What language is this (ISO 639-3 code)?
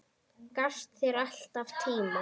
isl